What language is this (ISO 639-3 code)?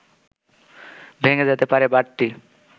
ben